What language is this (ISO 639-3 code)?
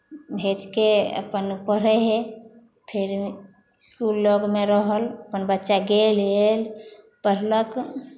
mai